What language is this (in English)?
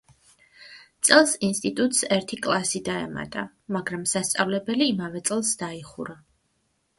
Georgian